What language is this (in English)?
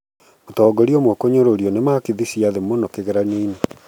Kikuyu